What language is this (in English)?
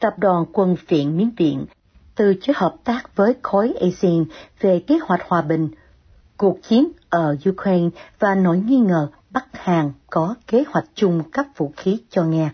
Vietnamese